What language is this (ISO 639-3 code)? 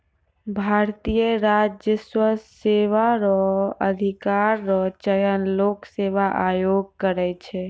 mai